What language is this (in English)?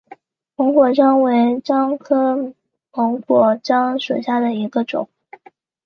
Chinese